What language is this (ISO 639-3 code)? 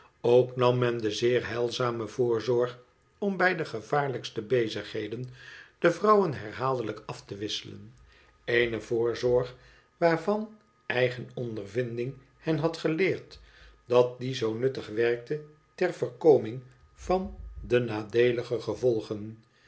nld